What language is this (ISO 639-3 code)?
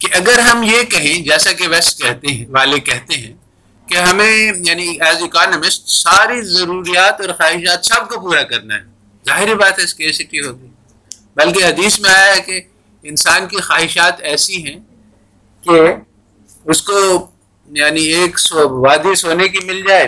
urd